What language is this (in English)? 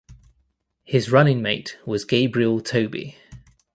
English